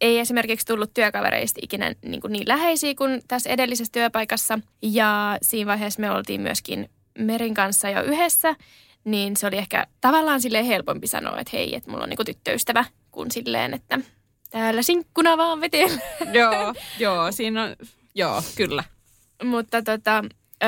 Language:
Finnish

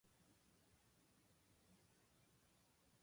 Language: Japanese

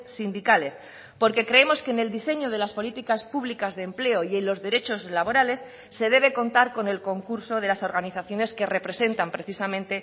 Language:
Spanish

